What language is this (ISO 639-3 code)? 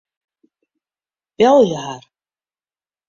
fry